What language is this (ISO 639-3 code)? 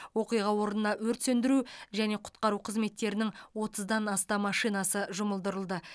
kaz